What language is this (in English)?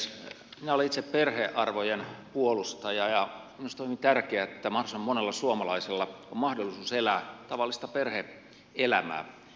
Finnish